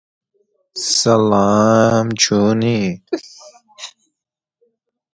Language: Persian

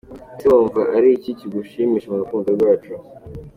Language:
Kinyarwanda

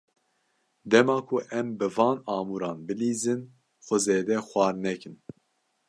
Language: Kurdish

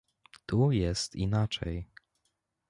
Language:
Polish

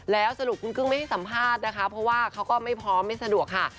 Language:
Thai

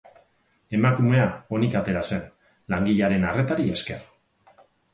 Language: Basque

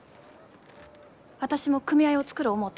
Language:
Japanese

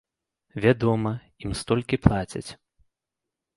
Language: Belarusian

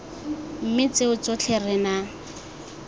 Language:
Tswana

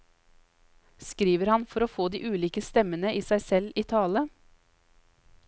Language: Norwegian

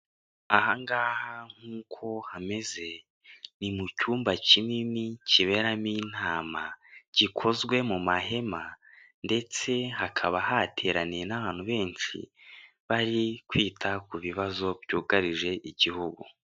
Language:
Kinyarwanda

